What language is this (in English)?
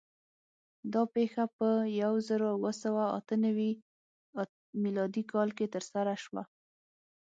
Pashto